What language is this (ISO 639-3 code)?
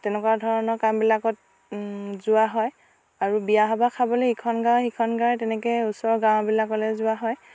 asm